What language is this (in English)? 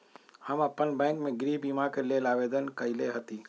Magahi